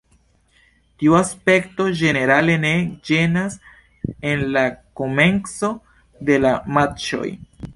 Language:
Esperanto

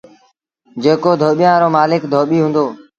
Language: Sindhi Bhil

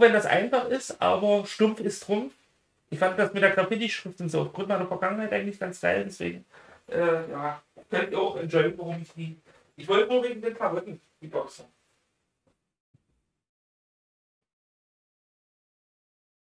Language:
German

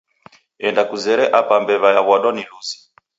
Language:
Taita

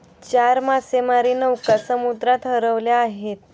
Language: Marathi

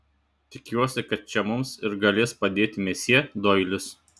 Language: Lithuanian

